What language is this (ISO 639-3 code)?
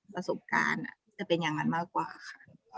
tha